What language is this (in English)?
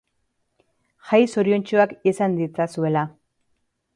Basque